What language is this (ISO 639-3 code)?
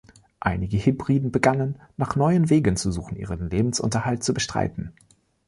deu